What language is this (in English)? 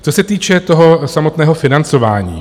Czech